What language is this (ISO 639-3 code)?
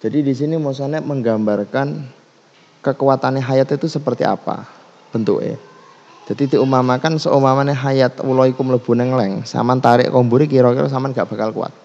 ind